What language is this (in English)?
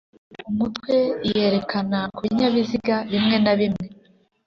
Kinyarwanda